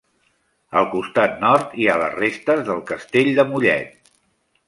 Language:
Catalan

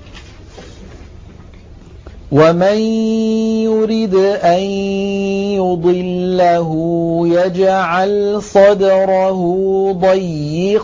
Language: Arabic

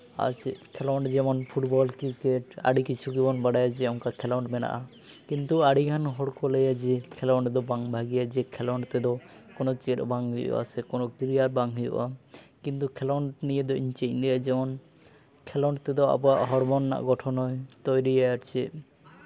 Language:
Santali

